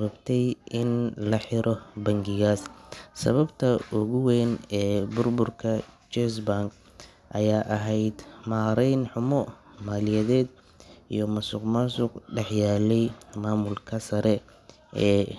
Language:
Somali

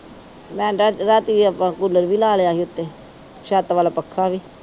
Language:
Punjabi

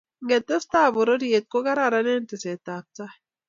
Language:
Kalenjin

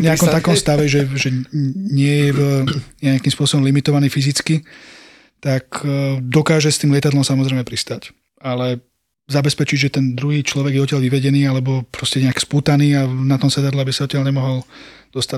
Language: Slovak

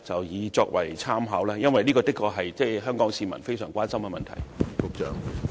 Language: Cantonese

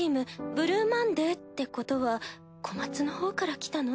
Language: Japanese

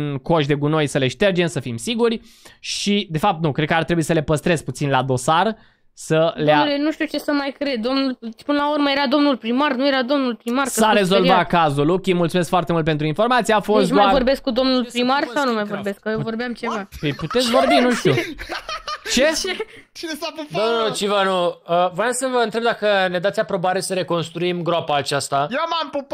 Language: Romanian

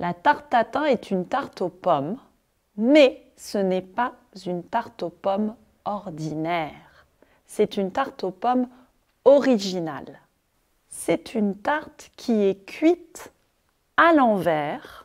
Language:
French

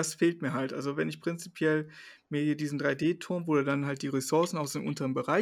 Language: German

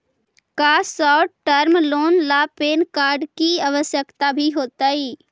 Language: Magahi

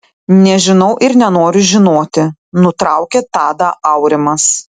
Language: Lithuanian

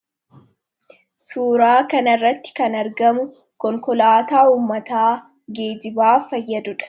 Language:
Oromo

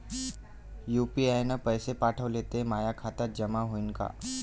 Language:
Marathi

